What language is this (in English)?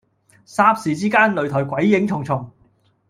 Cantonese